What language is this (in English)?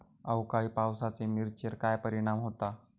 Marathi